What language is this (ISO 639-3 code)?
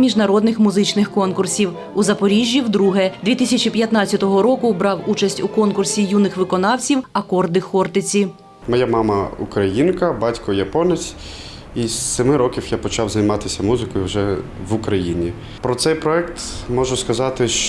ukr